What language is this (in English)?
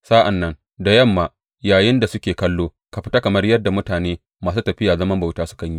Hausa